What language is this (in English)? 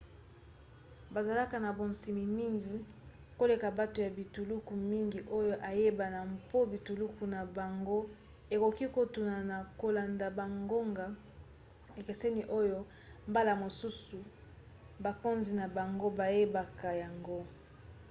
Lingala